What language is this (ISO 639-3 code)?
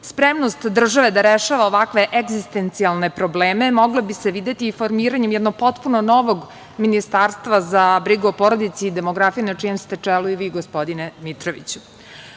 srp